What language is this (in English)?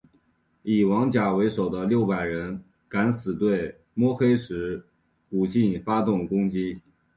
Chinese